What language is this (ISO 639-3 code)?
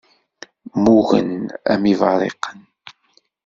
kab